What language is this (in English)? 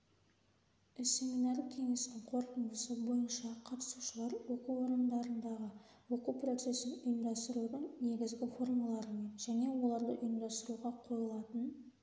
Kazakh